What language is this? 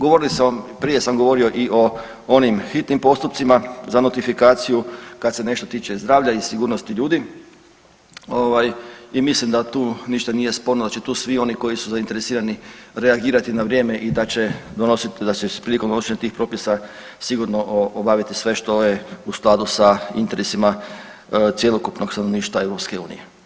Croatian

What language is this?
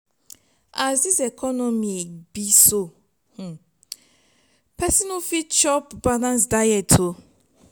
Nigerian Pidgin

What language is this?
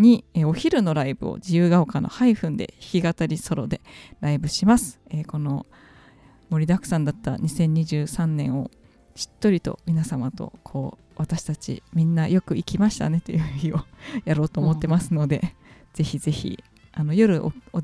Japanese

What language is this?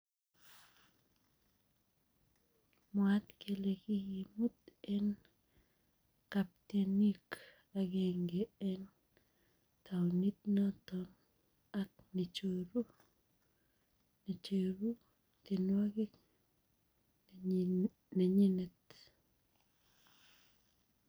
Kalenjin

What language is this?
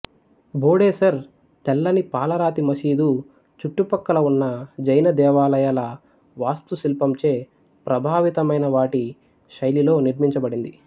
Telugu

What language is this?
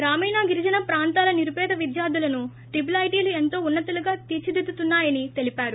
Telugu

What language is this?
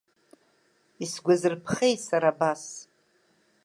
Abkhazian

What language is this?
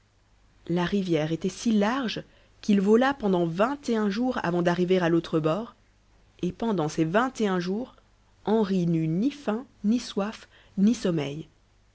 French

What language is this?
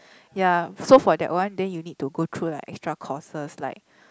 English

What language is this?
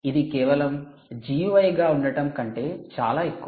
Telugu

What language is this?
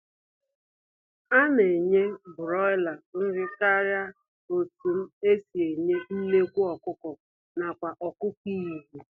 Igbo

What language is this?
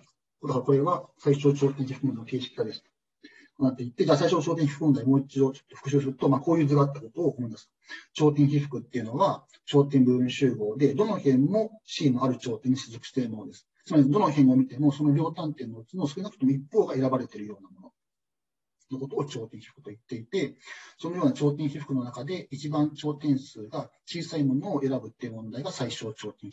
Japanese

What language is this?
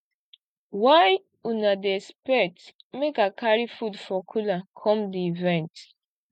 Nigerian Pidgin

